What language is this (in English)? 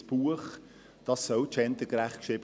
Swiss German